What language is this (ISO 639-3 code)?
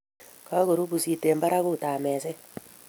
kln